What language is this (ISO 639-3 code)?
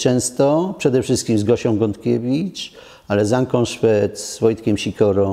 pol